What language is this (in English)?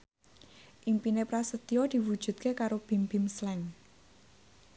Javanese